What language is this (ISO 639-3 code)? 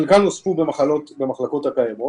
heb